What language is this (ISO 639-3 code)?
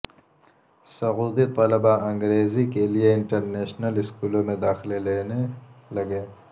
urd